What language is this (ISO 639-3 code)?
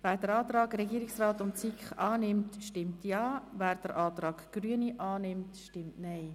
gsw